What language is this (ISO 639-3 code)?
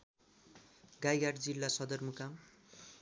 nep